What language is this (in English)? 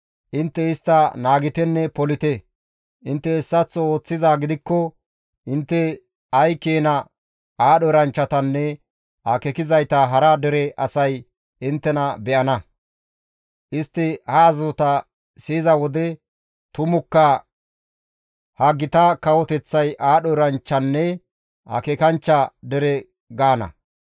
Gamo